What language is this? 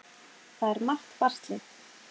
Icelandic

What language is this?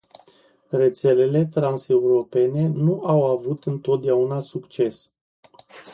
Romanian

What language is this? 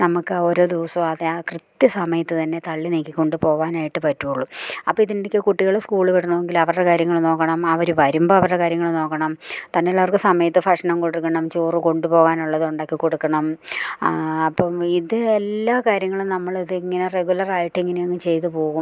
Malayalam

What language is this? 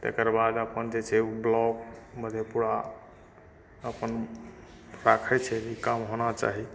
Maithili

